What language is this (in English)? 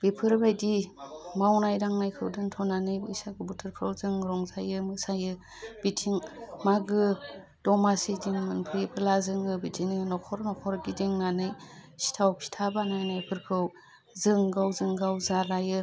Bodo